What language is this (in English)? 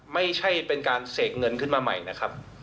Thai